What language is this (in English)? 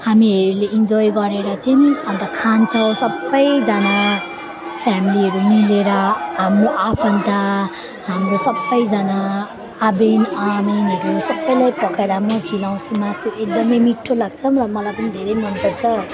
Nepali